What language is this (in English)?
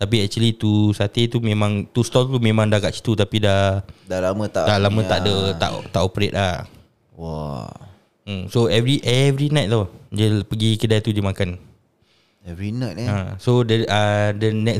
Malay